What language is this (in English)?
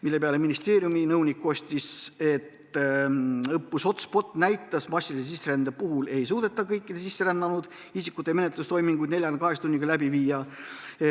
Estonian